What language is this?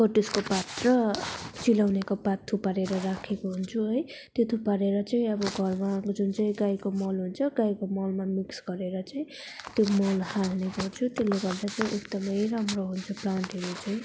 Nepali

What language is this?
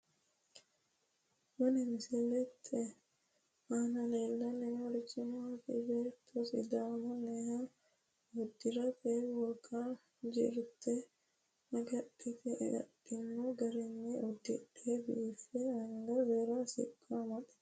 Sidamo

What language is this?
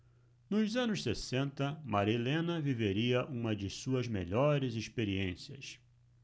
Portuguese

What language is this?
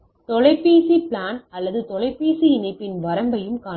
Tamil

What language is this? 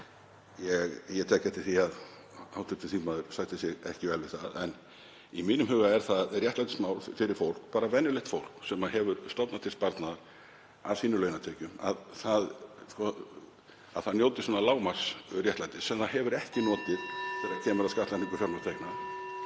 Icelandic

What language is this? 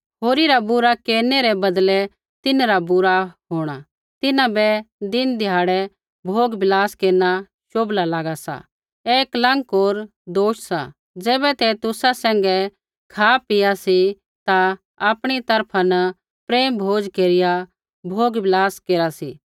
Kullu Pahari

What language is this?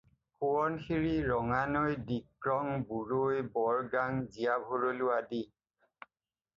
Assamese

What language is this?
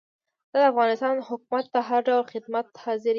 Pashto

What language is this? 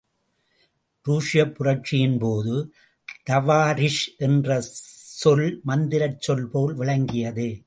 Tamil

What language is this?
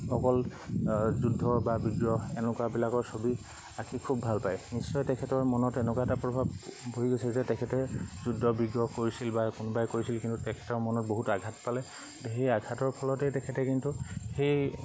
Assamese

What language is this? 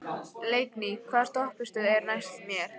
Icelandic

